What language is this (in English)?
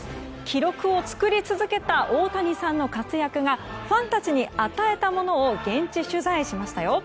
Japanese